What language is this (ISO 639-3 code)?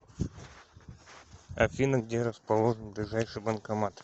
rus